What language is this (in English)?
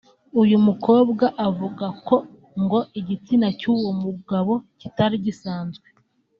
Kinyarwanda